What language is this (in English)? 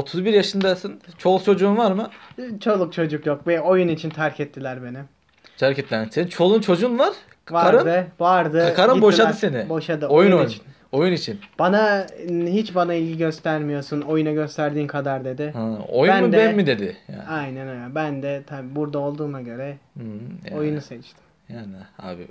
Turkish